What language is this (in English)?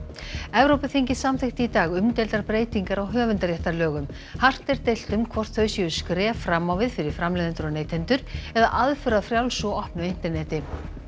Icelandic